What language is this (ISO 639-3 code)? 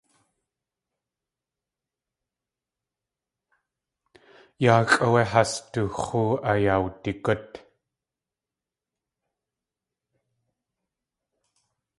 tli